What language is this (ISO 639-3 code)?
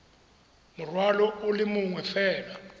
tsn